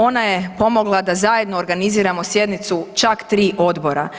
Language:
Croatian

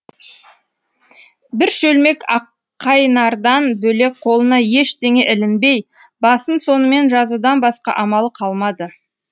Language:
Kazakh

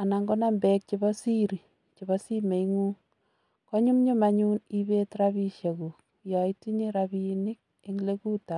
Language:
Kalenjin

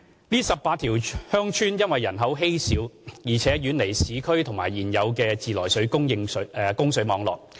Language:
Cantonese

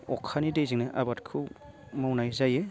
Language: Bodo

